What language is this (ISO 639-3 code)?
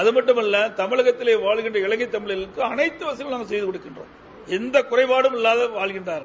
tam